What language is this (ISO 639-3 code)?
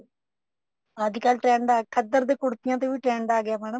pan